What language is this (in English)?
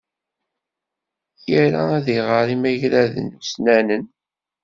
Kabyle